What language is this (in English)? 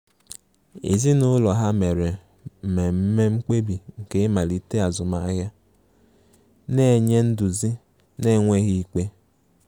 Igbo